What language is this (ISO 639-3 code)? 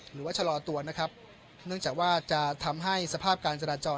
tha